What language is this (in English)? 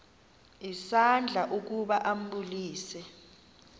Xhosa